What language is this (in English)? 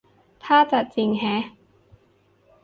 Thai